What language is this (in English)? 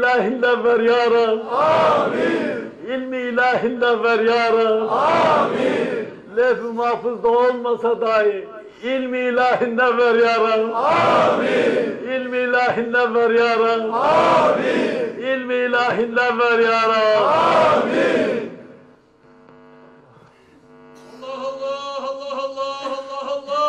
Turkish